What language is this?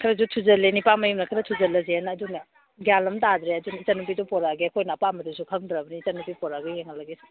Manipuri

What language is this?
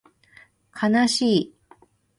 Japanese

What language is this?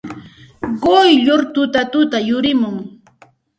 Santa Ana de Tusi Pasco Quechua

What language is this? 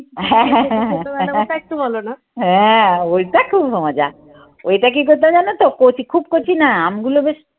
Bangla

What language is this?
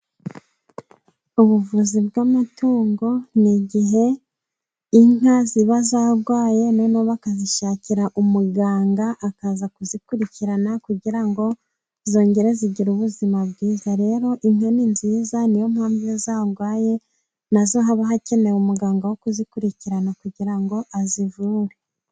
Kinyarwanda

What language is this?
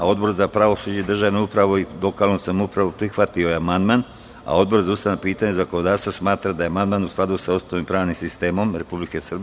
Serbian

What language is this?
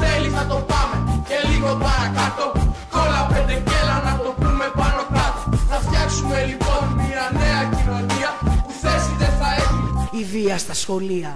Greek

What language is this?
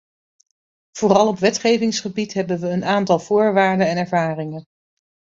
Dutch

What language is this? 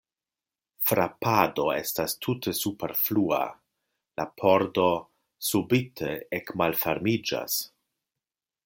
Esperanto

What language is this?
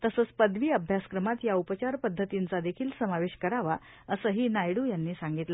Marathi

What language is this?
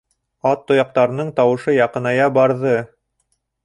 Bashkir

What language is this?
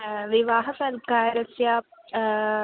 Sanskrit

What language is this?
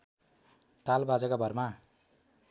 Nepali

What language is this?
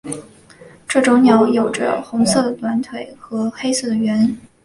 Chinese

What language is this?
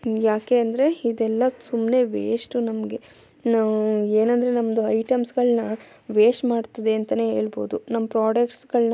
Kannada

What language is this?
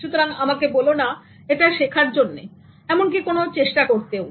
Bangla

